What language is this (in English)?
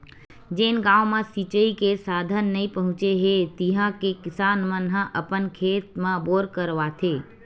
Chhattisgarhi